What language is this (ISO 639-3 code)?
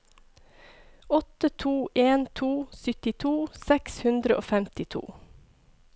nor